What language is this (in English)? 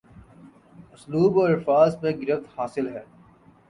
Urdu